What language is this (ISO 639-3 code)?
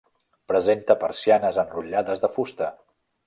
cat